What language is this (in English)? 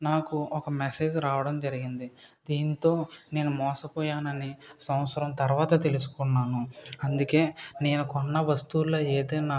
Telugu